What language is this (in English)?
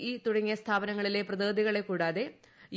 Malayalam